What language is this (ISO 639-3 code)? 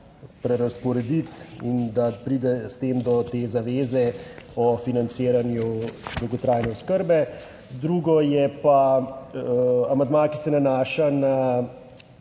slv